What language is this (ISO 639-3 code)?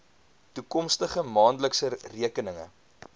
afr